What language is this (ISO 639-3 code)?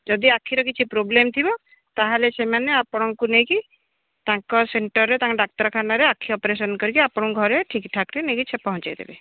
ori